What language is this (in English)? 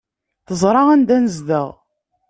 Kabyle